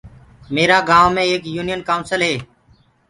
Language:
Gurgula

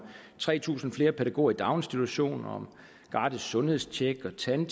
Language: Danish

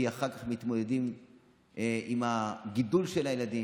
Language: Hebrew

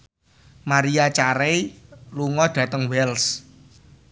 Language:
Javanese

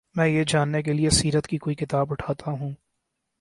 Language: Urdu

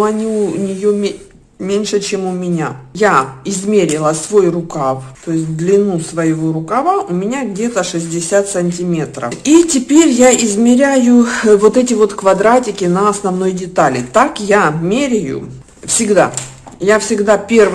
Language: Russian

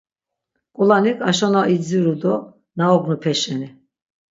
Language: Laz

